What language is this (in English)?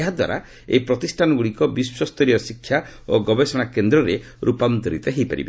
Odia